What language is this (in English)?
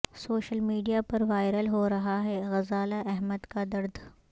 Urdu